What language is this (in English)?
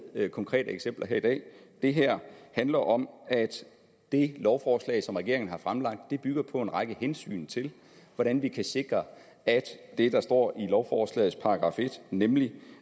Danish